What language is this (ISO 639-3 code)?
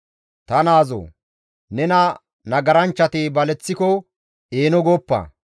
gmv